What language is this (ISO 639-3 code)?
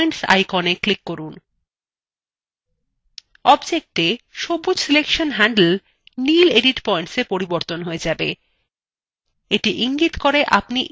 ben